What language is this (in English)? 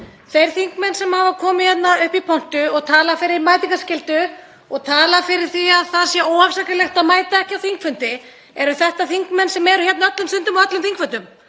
Icelandic